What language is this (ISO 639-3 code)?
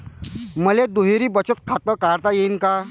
mar